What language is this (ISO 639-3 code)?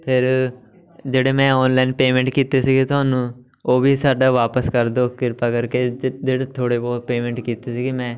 pan